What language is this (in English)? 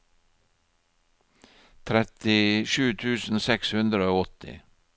Norwegian